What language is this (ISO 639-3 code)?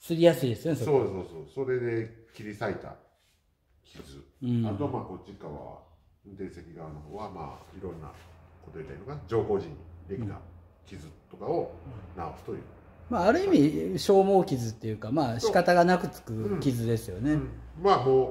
jpn